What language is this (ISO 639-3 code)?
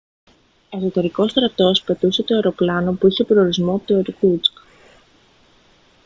ell